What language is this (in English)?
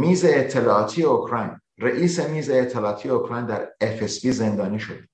Persian